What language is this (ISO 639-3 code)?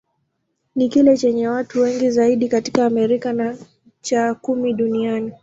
swa